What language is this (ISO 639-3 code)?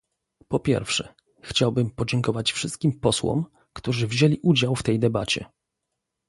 pol